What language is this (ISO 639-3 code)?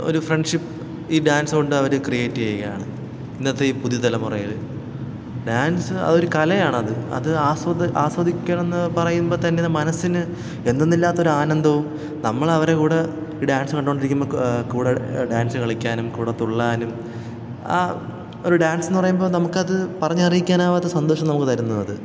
mal